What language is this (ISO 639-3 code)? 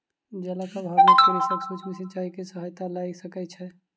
mai